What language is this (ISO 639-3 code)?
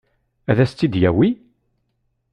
kab